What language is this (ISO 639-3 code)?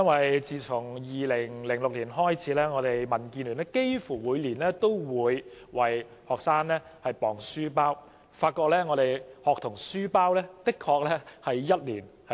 yue